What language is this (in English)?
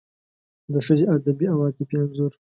Pashto